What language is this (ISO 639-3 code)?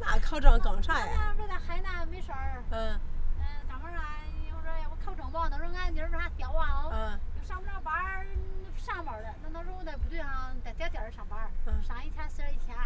zho